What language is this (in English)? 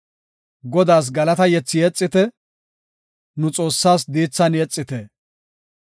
Gofa